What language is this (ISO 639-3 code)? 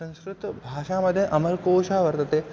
san